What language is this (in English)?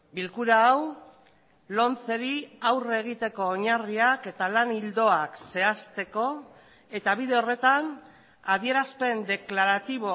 Basque